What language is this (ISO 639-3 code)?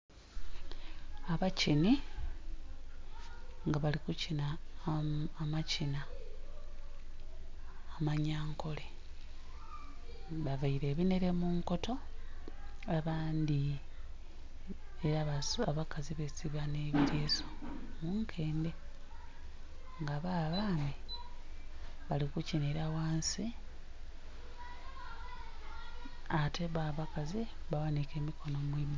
xog